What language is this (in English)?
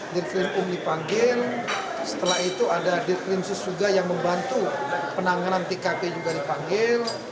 Indonesian